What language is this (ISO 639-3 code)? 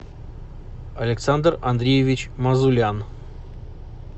rus